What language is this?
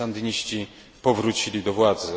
Polish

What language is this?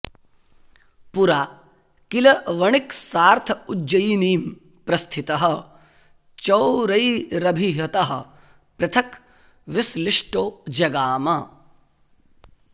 Sanskrit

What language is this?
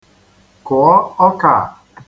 Igbo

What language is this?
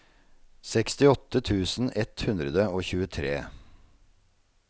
Norwegian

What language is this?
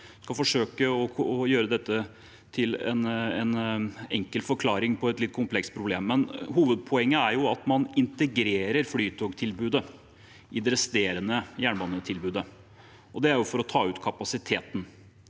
Norwegian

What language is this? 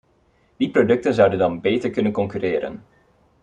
Dutch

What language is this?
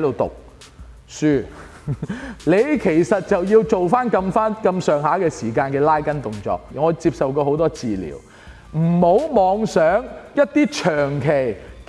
Chinese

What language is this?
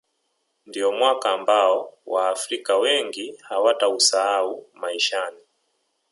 Swahili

